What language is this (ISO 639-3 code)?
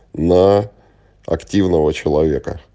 rus